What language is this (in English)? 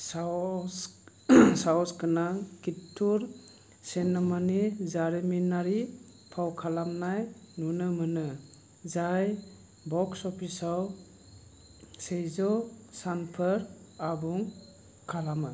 Bodo